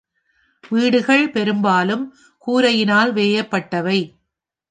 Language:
Tamil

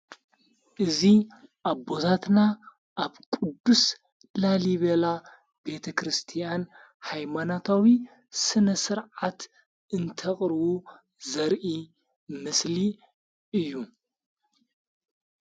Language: Tigrinya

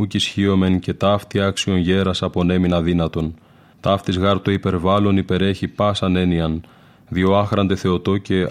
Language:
Greek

